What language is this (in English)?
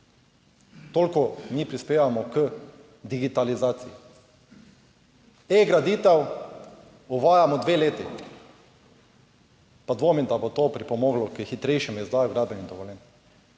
Slovenian